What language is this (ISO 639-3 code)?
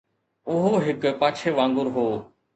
snd